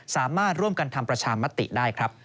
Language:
Thai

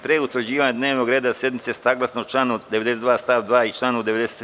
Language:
Serbian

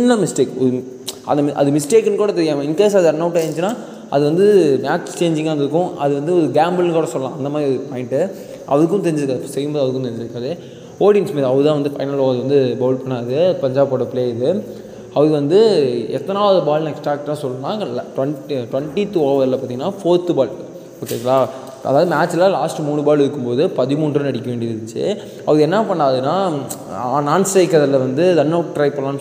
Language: Tamil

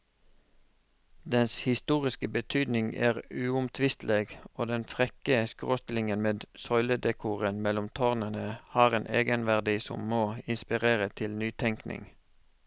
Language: Norwegian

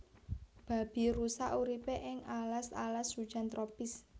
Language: Javanese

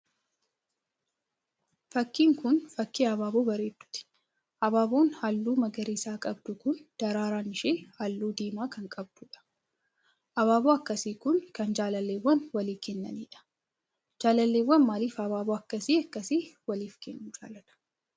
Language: Oromo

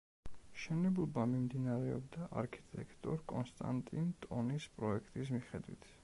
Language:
Georgian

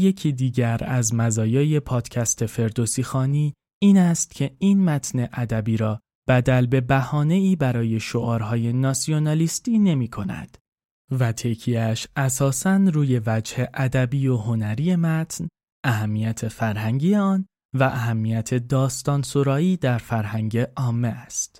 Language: Persian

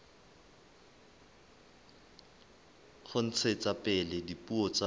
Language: Southern Sotho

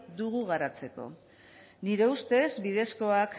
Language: Basque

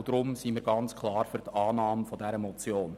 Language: Swiss German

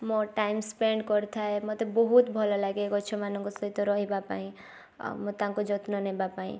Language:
Odia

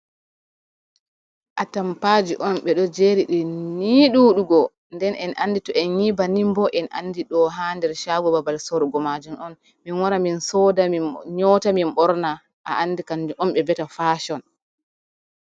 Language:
Fula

